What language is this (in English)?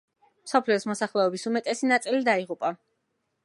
Georgian